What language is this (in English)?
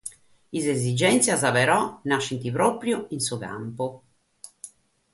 Sardinian